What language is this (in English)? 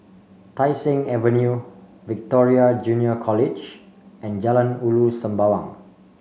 English